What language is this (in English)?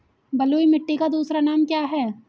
Hindi